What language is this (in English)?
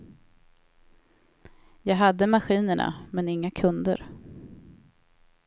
Swedish